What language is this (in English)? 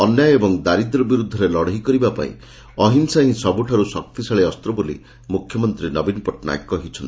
Odia